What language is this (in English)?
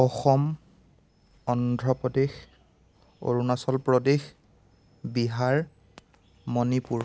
Assamese